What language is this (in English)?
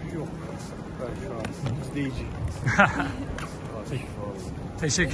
Turkish